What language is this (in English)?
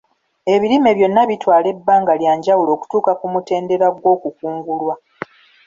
Ganda